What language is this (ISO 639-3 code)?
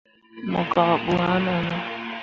mua